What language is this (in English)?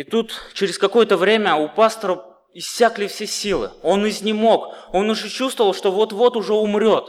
Russian